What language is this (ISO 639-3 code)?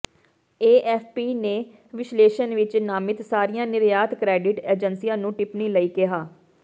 pan